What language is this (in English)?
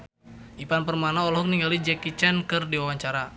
Sundanese